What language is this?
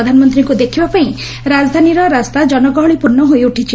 Odia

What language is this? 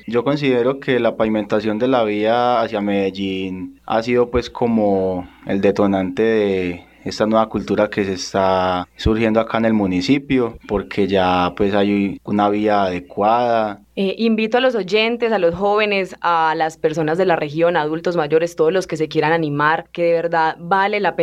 Spanish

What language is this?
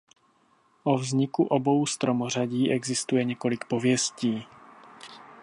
Czech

